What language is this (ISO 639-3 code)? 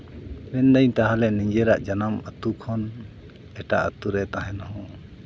sat